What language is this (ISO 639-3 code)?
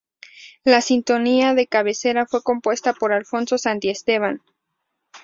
spa